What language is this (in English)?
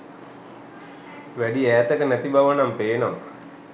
Sinhala